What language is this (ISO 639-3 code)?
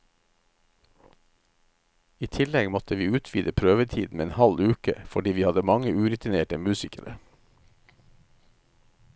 nor